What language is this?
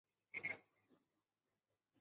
Chinese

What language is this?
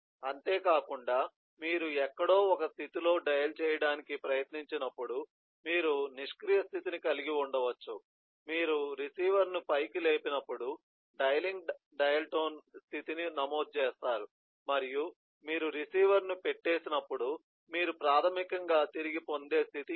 Telugu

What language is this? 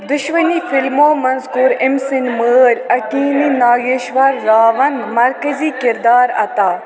Kashmiri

